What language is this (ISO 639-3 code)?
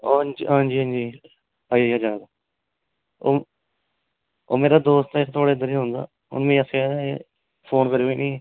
doi